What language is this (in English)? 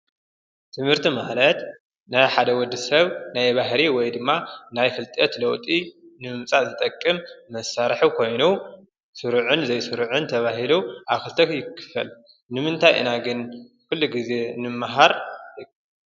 Tigrinya